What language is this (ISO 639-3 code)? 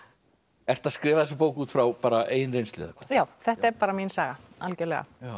isl